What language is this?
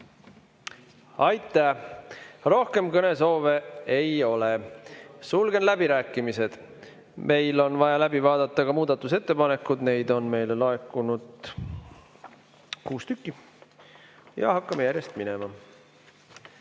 Estonian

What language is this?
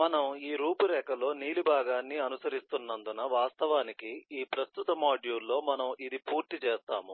Telugu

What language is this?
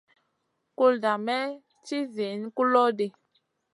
Masana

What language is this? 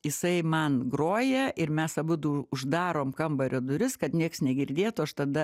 Lithuanian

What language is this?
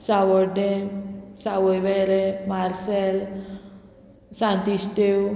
Konkani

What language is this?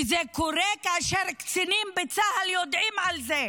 Hebrew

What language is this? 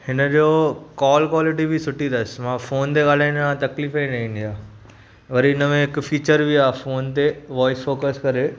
Sindhi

